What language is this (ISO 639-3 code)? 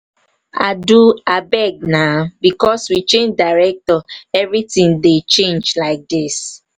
pcm